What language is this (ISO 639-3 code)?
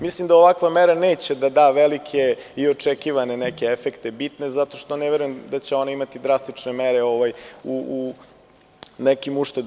srp